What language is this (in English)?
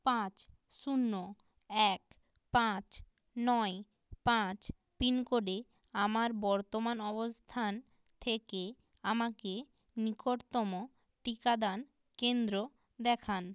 Bangla